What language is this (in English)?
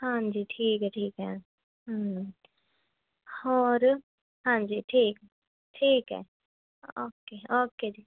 Punjabi